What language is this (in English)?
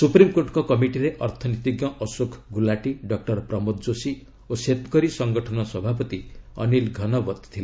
Odia